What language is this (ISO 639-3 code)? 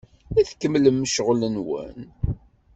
kab